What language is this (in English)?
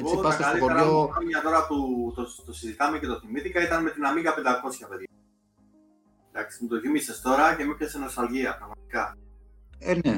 Greek